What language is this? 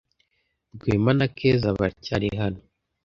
Kinyarwanda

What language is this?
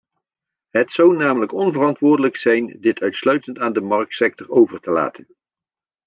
Dutch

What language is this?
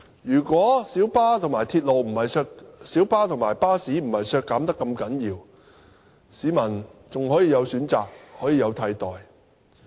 Cantonese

